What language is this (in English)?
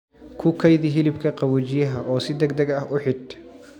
Somali